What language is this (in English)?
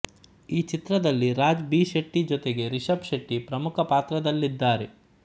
Kannada